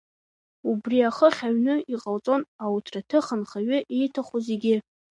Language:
Abkhazian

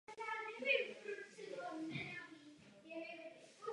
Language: Czech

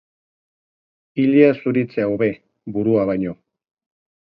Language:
Basque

